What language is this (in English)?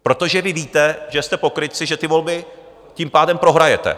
Czech